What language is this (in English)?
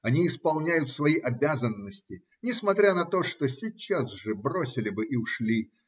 Russian